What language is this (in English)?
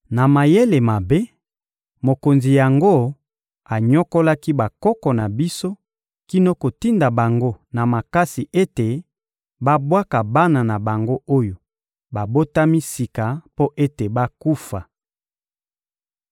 Lingala